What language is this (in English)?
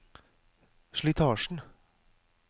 Norwegian